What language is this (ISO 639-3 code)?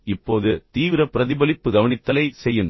tam